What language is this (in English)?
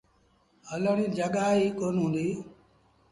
Sindhi Bhil